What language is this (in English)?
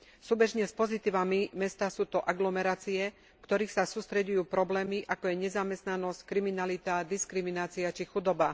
Slovak